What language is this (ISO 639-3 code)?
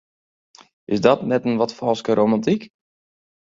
fry